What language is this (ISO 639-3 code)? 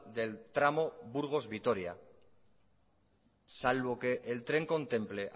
spa